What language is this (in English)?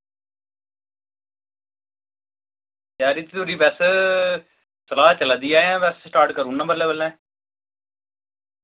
Dogri